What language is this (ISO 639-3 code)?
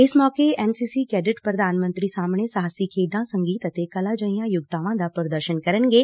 pan